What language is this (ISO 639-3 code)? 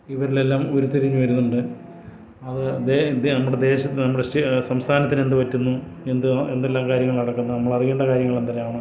mal